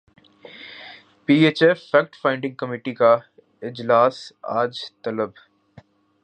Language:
Urdu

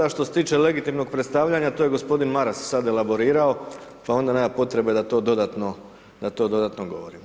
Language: Croatian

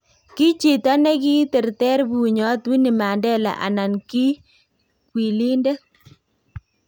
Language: Kalenjin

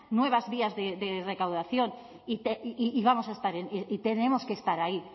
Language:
Spanish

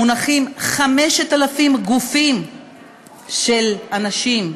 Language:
Hebrew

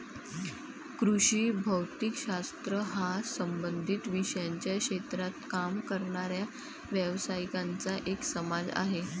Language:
Marathi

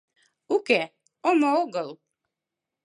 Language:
Mari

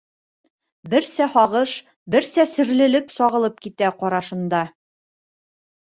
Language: Bashkir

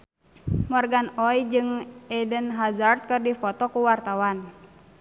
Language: Sundanese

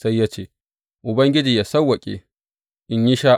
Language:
Hausa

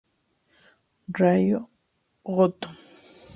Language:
Spanish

